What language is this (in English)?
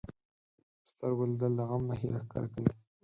Pashto